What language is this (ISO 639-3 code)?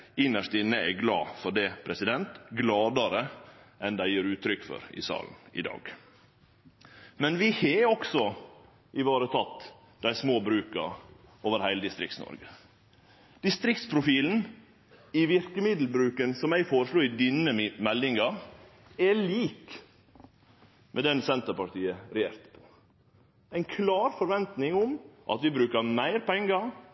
nno